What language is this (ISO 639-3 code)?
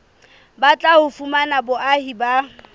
sot